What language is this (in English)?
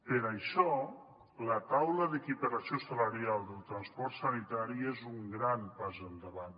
Catalan